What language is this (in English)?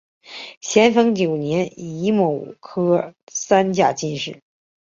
Chinese